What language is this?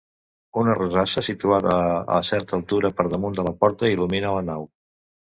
Catalan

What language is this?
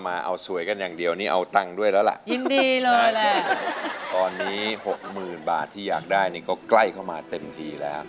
Thai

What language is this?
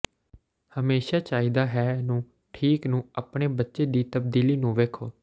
Punjabi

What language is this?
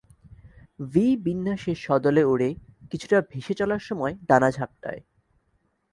Bangla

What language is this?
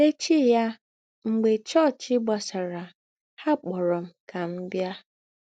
Igbo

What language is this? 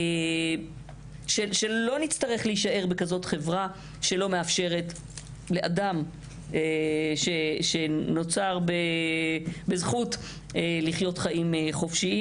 Hebrew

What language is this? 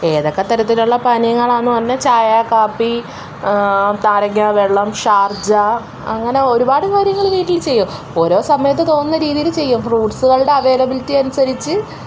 Malayalam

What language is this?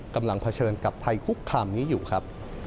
Thai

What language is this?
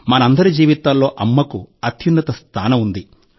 Telugu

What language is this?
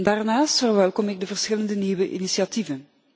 Dutch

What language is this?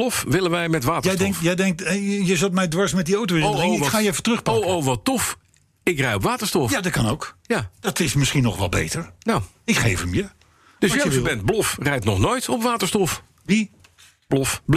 Dutch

